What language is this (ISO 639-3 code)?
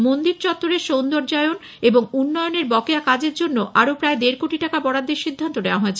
ben